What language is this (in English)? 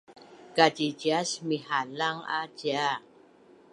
Bunun